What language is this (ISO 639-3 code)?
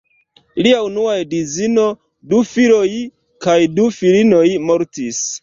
epo